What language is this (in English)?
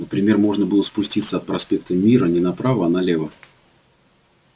Russian